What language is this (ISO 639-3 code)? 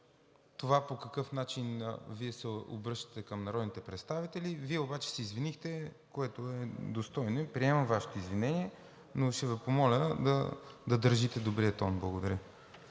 bul